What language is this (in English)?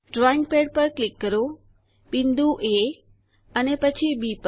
Gujarati